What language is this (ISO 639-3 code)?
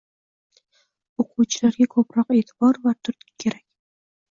uzb